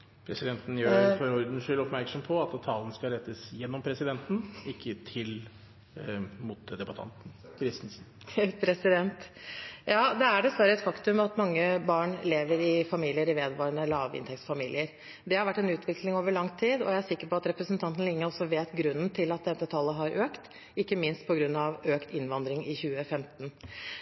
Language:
Norwegian Bokmål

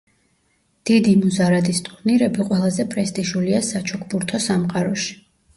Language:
Georgian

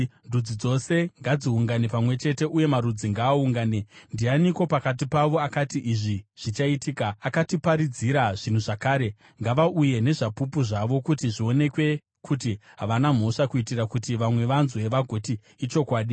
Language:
Shona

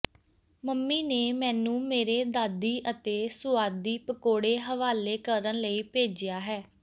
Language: Punjabi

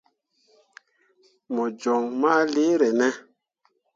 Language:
Mundang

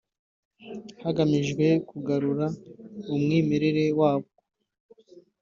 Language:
Kinyarwanda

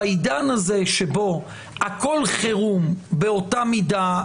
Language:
Hebrew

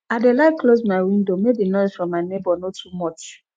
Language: Nigerian Pidgin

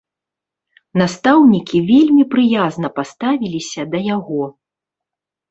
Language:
Belarusian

